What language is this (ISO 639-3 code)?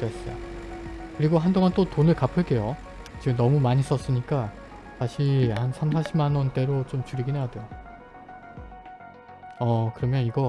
kor